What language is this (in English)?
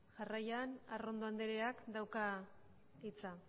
Basque